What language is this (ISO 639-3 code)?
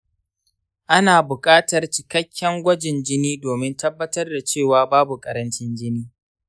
hau